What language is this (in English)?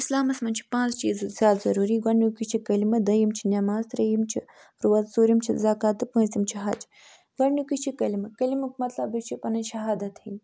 Kashmiri